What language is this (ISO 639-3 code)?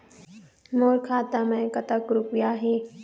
hne